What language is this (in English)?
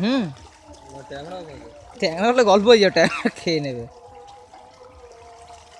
Spanish